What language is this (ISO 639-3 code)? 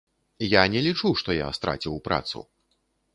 bel